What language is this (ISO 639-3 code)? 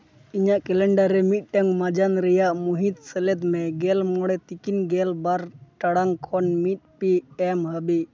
sat